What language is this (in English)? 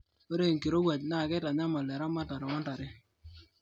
Masai